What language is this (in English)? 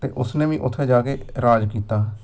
Punjabi